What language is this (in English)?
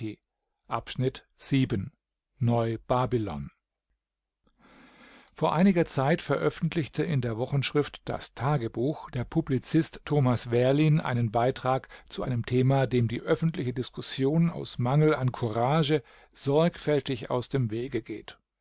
German